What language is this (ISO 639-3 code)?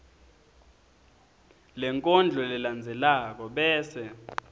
ssw